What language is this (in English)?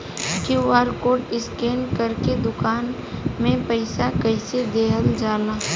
Bhojpuri